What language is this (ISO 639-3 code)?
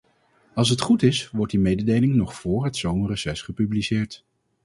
nld